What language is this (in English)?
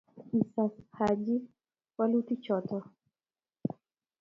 Kalenjin